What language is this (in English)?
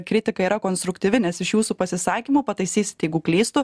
Lithuanian